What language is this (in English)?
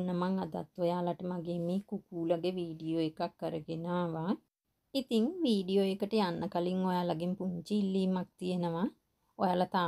Thai